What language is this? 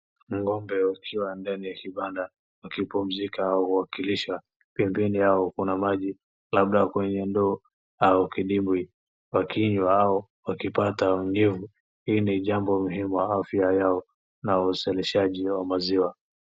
Swahili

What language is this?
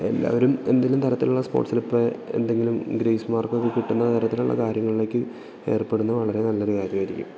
Malayalam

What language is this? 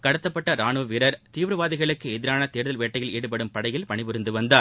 Tamil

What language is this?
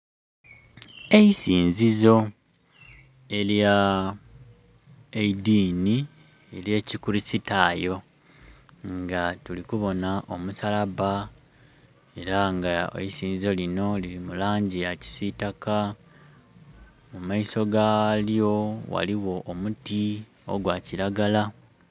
Soga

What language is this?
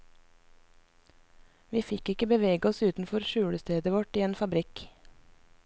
Norwegian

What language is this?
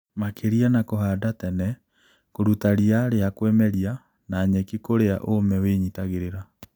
Kikuyu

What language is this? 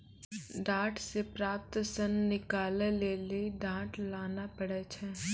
Maithili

